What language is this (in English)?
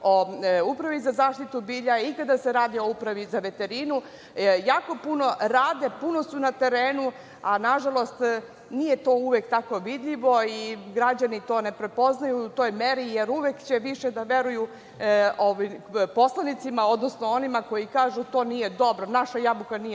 Serbian